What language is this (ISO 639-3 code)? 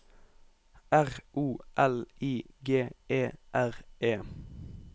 nor